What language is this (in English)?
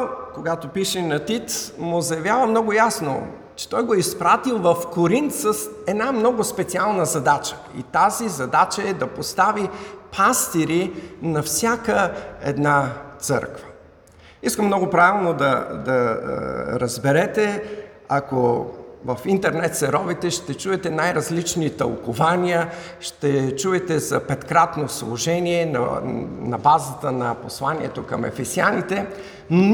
Bulgarian